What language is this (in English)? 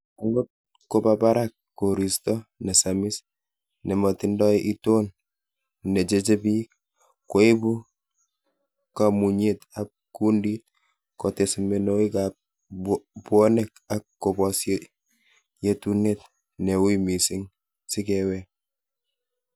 Kalenjin